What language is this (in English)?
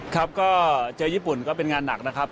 Thai